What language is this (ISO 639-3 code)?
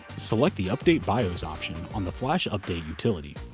eng